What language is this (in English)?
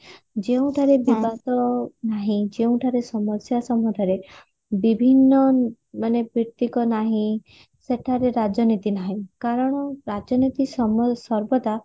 Odia